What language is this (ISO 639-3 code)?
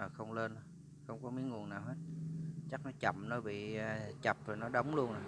vie